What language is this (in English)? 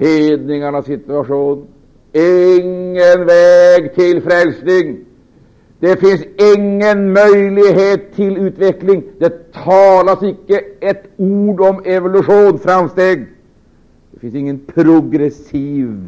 Swedish